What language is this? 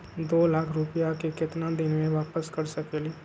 Magahi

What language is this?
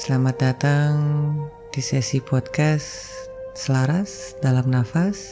Indonesian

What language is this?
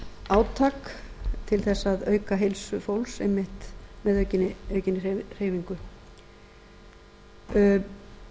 Icelandic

